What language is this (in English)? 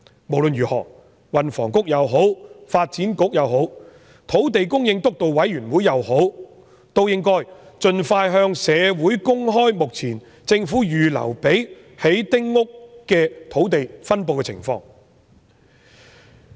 Cantonese